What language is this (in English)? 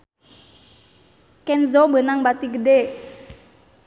Sundanese